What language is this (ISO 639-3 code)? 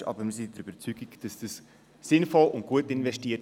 gsw